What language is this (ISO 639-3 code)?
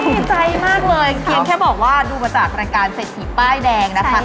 tha